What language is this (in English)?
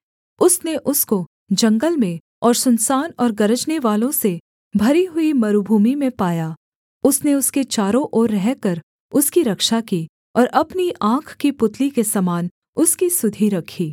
Hindi